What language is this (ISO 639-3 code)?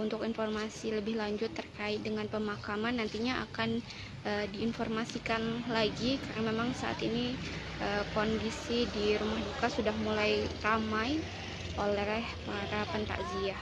ind